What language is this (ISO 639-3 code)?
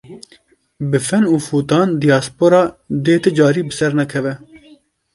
kur